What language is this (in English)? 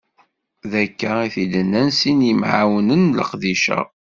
Kabyle